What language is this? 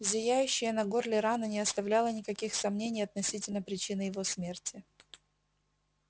Russian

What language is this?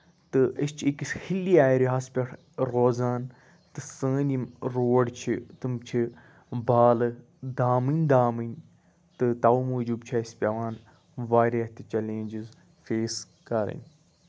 Kashmiri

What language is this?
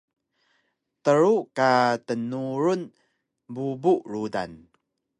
Taroko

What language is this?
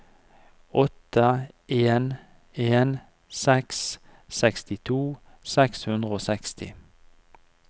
Norwegian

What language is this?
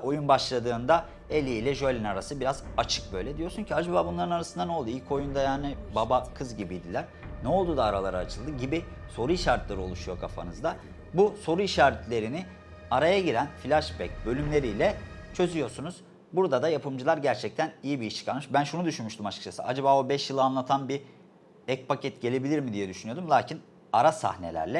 Turkish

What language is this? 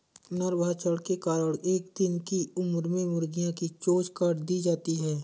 Hindi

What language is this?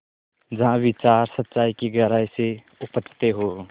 Hindi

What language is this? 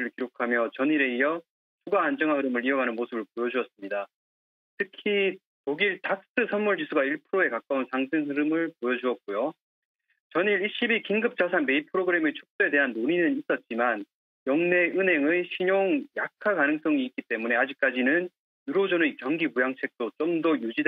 Korean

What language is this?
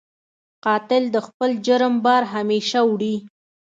Pashto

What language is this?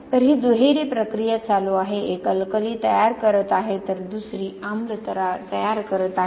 Marathi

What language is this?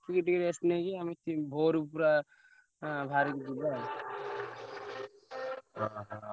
Odia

